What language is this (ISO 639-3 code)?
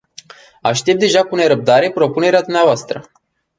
ron